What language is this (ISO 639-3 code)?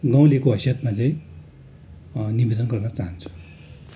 nep